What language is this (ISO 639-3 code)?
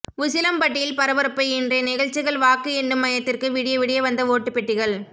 tam